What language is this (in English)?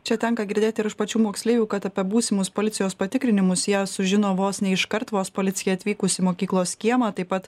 Lithuanian